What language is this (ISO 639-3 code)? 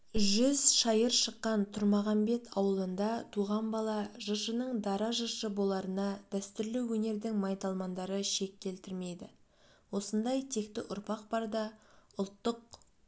kaz